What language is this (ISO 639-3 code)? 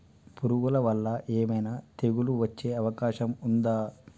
tel